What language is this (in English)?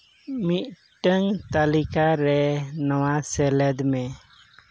Santali